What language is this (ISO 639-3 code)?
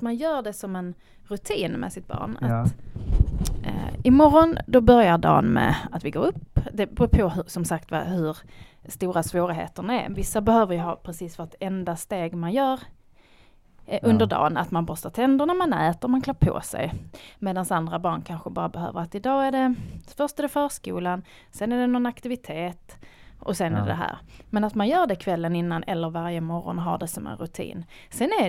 swe